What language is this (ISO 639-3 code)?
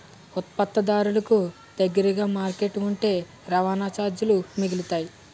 tel